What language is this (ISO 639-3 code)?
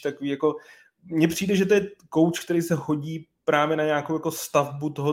ces